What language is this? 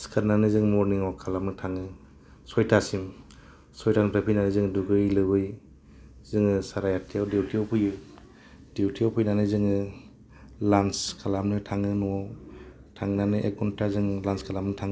Bodo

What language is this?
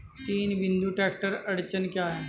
Hindi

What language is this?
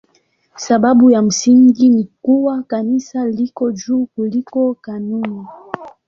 Swahili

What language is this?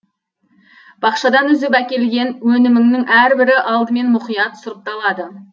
Kazakh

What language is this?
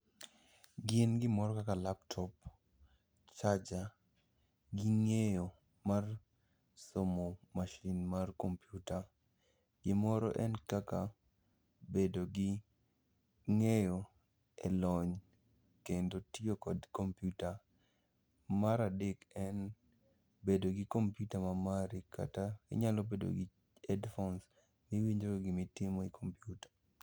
Luo (Kenya and Tanzania)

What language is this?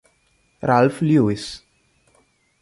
Italian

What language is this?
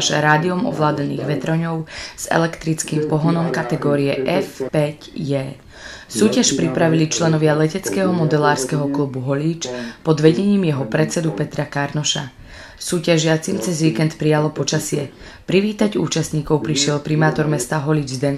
Slovak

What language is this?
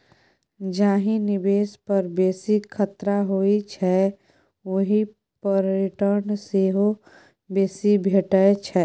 Maithili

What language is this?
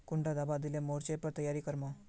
Magahi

